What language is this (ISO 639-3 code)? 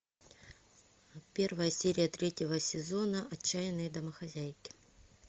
rus